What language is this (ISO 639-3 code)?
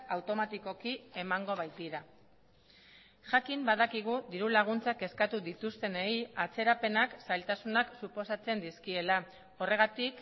eus